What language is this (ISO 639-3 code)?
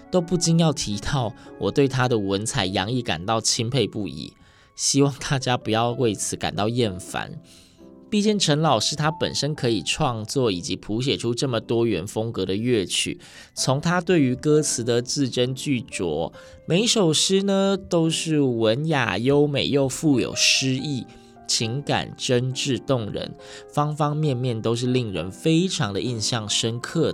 zho